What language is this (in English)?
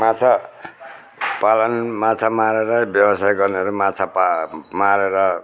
Nepali